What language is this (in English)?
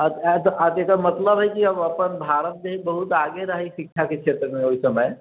Maithili